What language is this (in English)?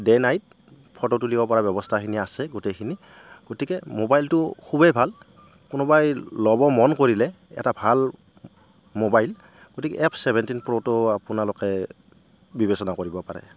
Assamese